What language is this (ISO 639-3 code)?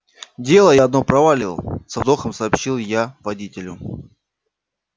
rus